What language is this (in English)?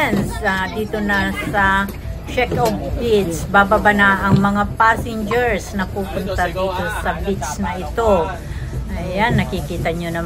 Filipino